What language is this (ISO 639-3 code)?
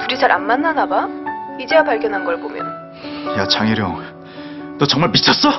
kor